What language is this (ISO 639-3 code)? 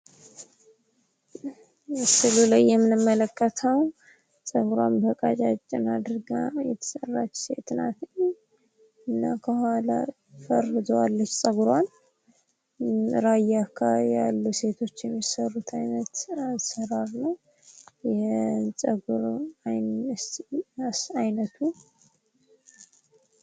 amh